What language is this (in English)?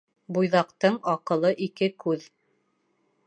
Bashkir